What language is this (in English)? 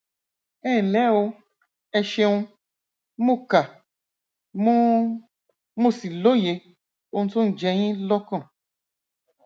Yoruba